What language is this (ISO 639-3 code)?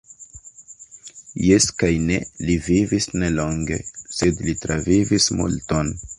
epo